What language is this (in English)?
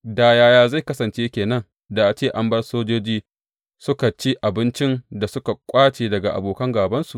Hausa